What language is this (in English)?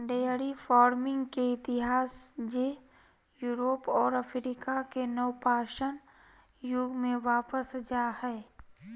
Magahi